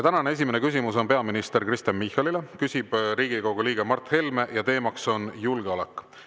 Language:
Estonian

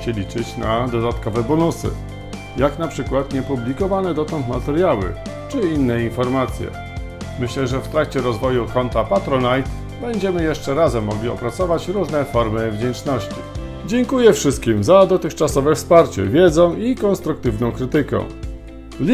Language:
Polish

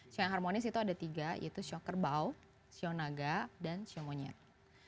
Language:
Indonesian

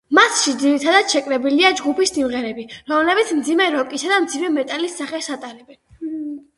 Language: Georgian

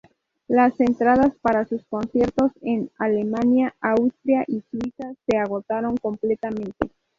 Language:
Spanish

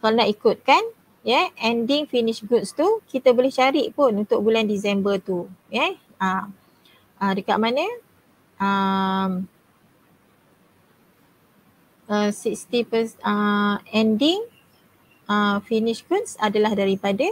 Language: Malay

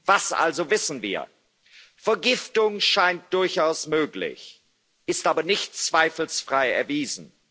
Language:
German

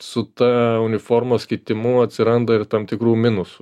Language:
Lithuanian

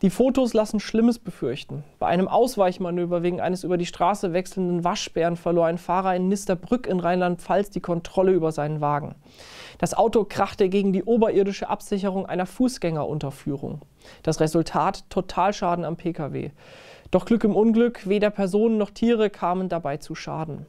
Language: German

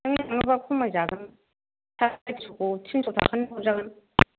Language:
Bodo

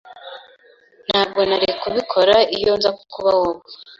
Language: Kinyarwanda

